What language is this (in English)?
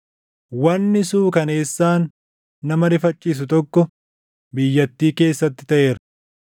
Oromo